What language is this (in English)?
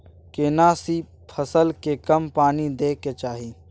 Maithili